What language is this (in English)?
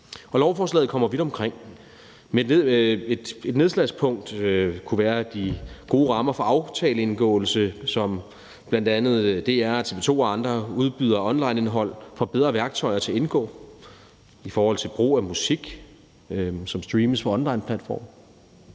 Danish